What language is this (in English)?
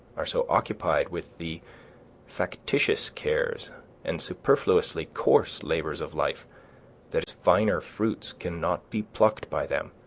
English